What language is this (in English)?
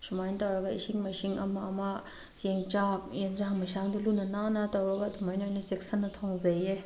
Manipuri